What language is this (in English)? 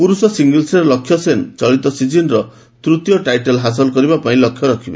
Odia